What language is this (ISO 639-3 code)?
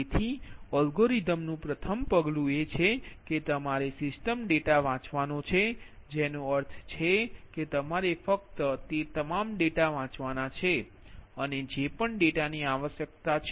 guj